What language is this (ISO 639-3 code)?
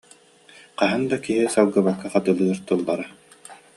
sah